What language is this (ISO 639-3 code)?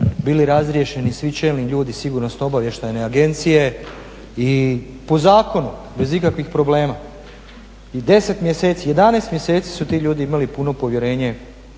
hrv